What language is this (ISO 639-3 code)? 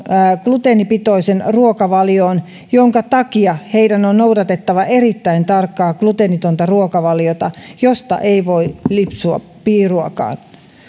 fin